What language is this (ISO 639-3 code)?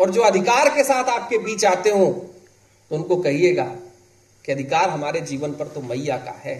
hin